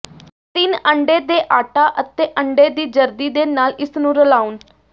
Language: Punjabi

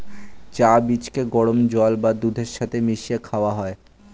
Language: Bangla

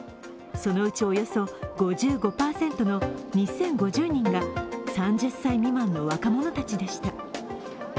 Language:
Japanese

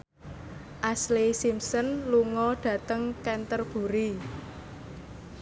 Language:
Javanese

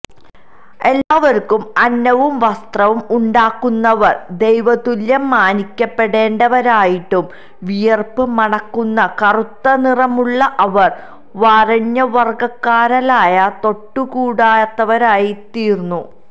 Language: Malayalam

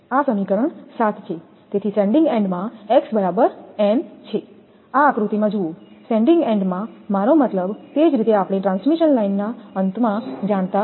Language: Gujarati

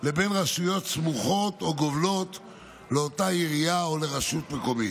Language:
Hebrew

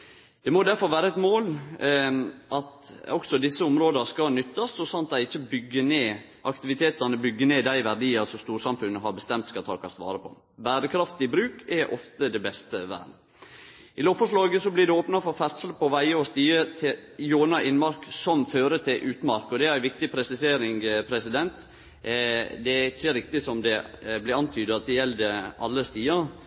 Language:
Norwegian Nynorsk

